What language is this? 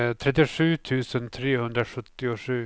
Swedish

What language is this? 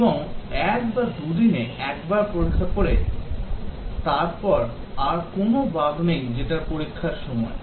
Bangla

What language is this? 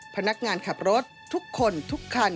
Thai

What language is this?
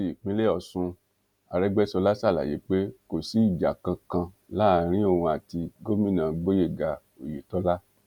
Yoruba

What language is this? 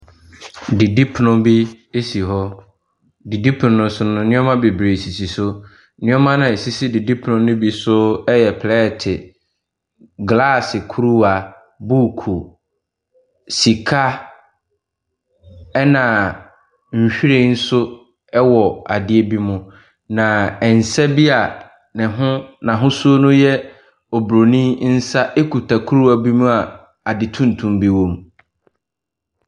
Akan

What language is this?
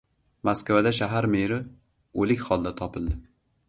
Uzbek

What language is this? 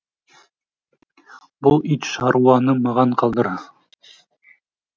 Kazakh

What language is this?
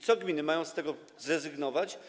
Polish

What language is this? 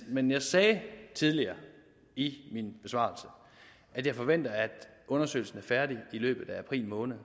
Danish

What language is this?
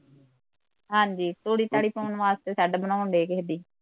Punjabi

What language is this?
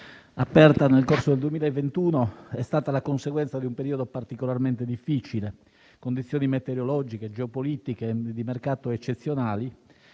Italian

